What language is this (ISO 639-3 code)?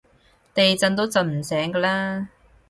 yue